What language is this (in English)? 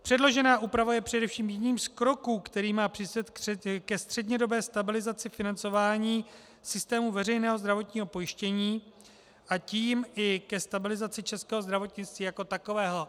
Czech